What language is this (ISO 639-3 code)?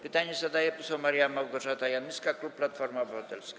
pol